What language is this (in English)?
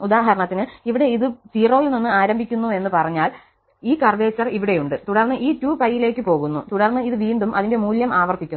Malayalam